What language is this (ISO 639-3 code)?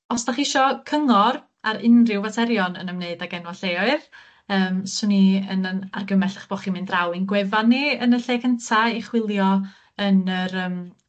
cym